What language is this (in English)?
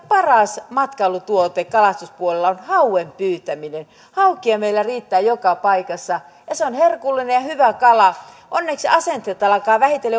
Finnish